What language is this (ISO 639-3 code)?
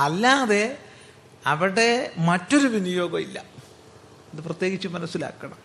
mal